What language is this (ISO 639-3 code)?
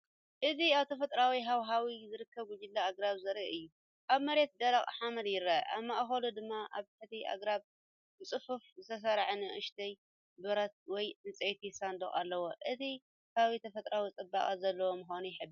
tir